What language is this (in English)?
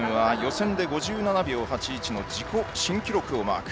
Japanese